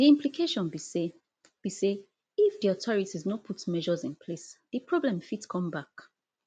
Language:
Nigerian Pidgin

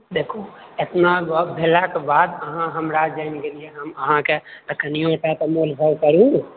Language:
Maithili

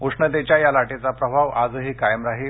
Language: Marathi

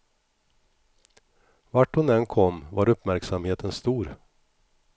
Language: Swedish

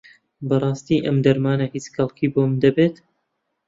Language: Central Kurdish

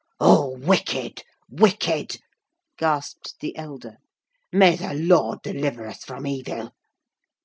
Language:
English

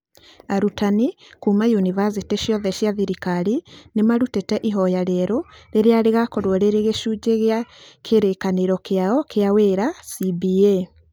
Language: Kikuyu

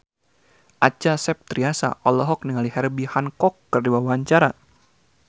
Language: Sundanese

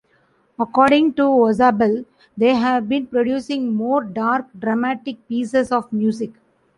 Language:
English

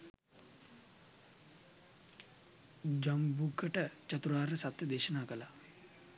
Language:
Sinhala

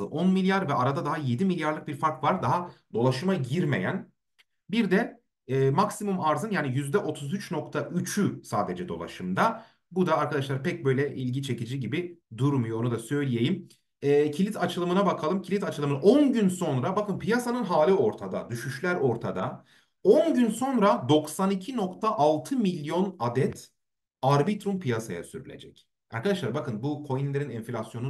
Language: Turkish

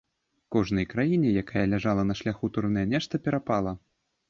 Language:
Belarusian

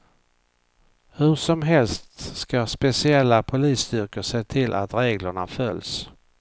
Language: Swedish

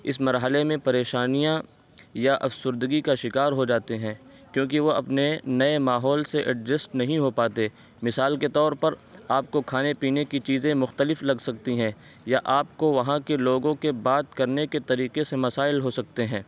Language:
Urdu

